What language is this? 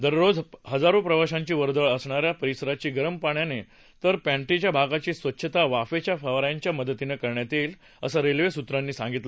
Marathi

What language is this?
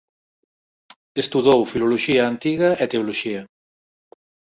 Galician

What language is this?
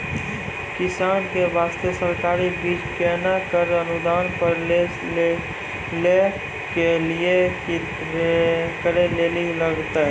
Maithili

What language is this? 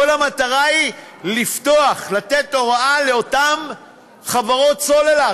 Hebrew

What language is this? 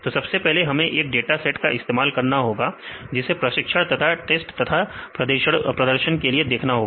Hindi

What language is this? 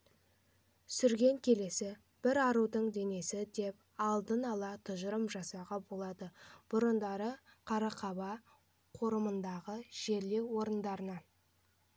Kazakh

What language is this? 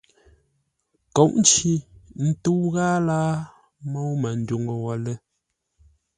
Ngombale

